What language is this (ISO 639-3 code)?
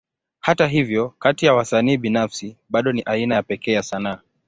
swa